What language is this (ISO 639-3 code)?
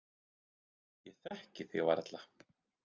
isl